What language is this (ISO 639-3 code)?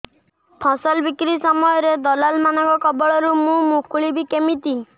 ori